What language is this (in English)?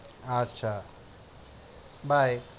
Bangla